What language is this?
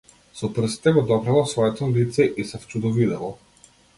Macedonian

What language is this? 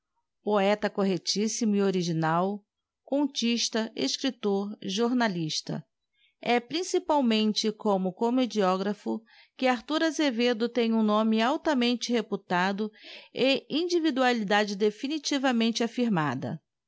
Portuguese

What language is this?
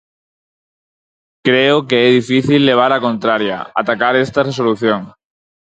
Galician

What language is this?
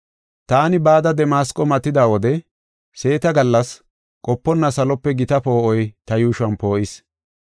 Gofa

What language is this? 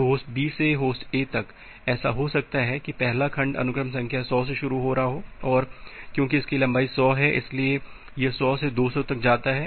Hindi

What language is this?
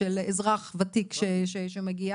Hebrew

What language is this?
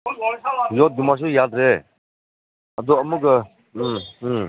Manipuri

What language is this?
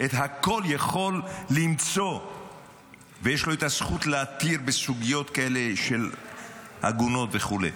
Hebrew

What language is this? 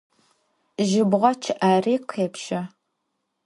Adyghe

